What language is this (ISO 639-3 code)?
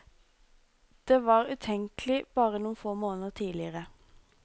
nor